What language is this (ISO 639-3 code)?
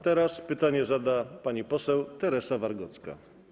pol